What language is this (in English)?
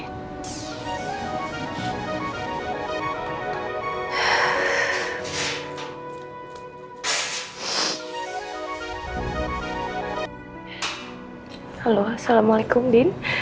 Indonesian